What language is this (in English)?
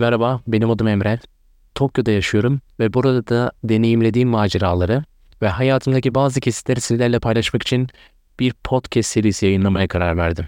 Turkish